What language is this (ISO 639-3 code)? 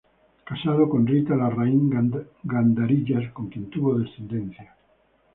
spa